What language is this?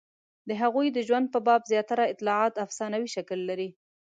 Pashto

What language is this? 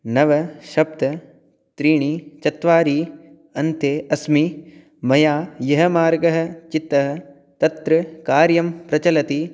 Sanskrit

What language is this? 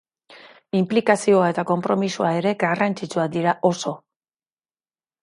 Basque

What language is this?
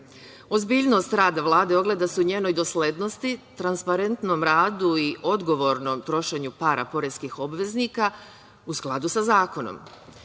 Serbian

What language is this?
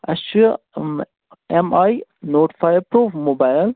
Kashmiri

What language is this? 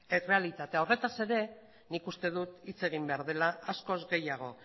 Basque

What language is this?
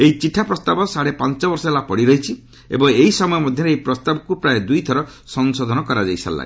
Odia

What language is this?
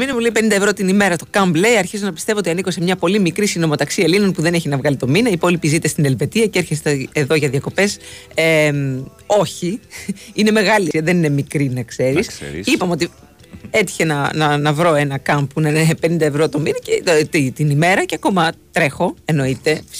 Greek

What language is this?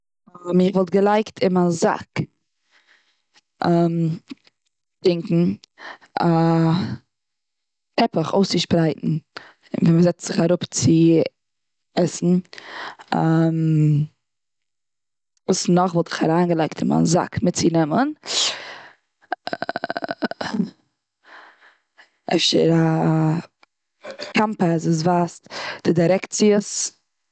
Yiddish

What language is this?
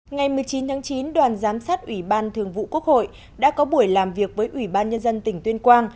Vietnamese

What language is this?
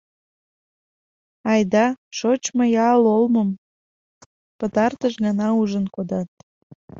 Mari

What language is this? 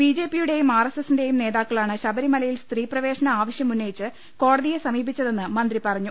Malayalam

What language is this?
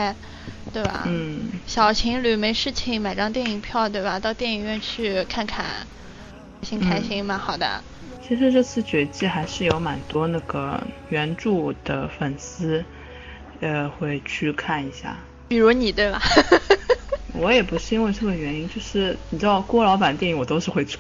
Chinese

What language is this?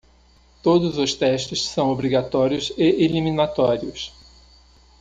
Portuguese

